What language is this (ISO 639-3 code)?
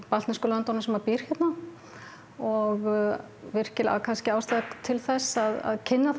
isl